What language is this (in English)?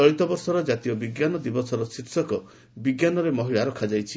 Odia